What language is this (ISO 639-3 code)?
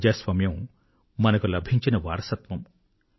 tel